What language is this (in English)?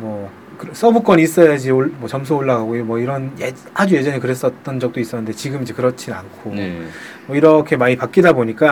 Korean